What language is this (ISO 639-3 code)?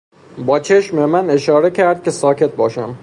fas